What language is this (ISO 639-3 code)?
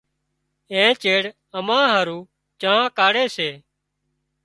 kxp